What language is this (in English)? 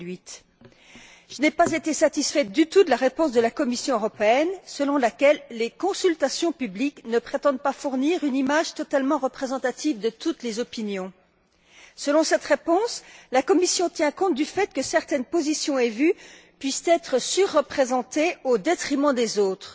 French